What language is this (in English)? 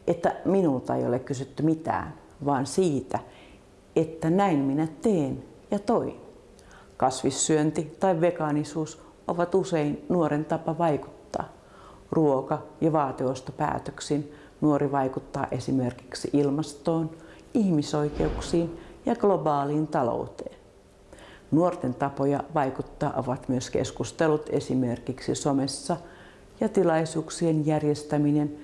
Finnish